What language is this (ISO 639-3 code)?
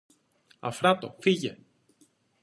ell